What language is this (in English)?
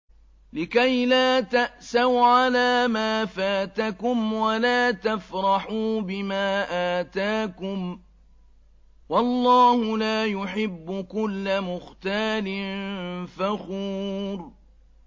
Arabic